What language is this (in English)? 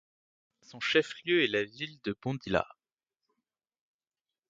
French